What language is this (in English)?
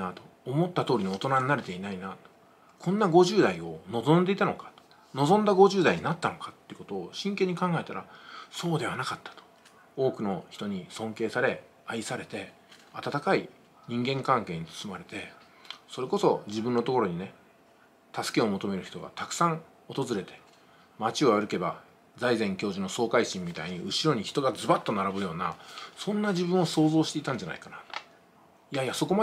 Japanese